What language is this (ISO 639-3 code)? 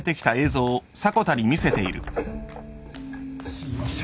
jpn